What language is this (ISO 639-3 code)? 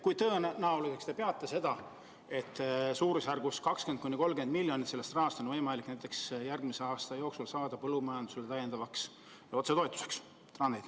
est